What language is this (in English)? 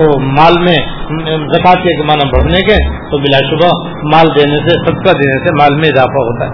Urdu